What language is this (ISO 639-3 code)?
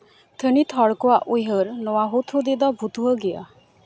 sat